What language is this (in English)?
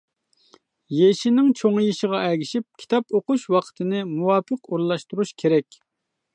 Uyghur